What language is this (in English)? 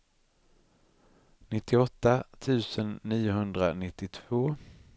Swedish